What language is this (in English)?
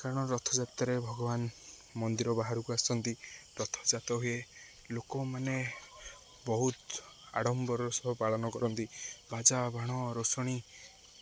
Odia